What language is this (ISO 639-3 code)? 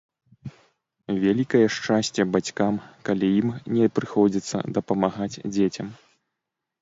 bel